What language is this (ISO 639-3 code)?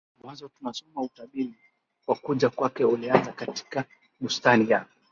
swa